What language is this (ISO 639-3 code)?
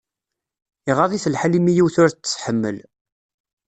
kab